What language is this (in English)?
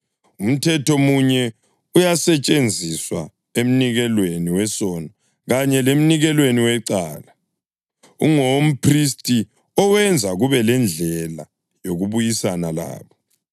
North Ndebele